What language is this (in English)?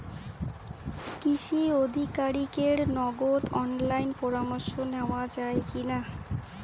Bangla